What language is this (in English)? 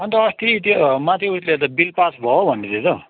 Nepali